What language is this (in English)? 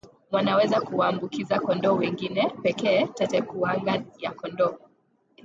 Swahili